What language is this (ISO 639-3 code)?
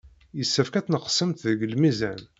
kab